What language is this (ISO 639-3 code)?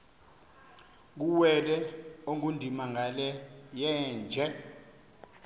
xho